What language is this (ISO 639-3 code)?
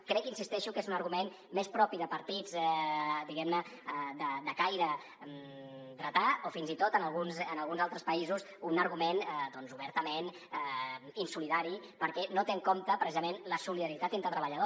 cat